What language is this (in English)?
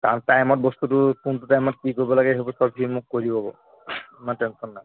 Assamese